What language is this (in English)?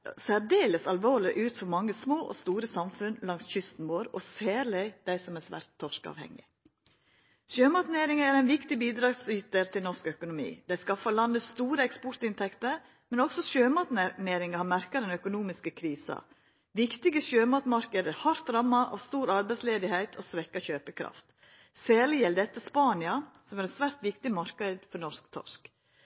Norwegian Nynorsk